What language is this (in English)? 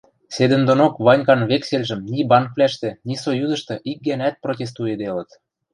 Western Mari